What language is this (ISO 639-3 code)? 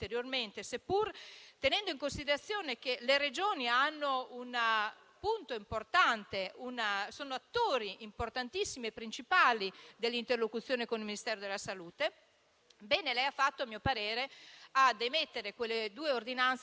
ita